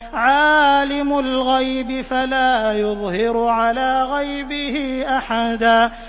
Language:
Arabic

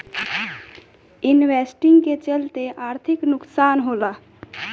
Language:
Bhojpuri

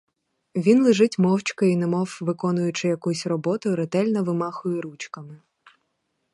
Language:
Ukrainian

